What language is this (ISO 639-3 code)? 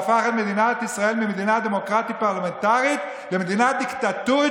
heb